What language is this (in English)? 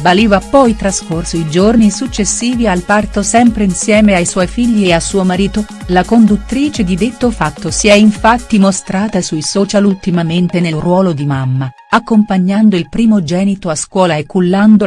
Italian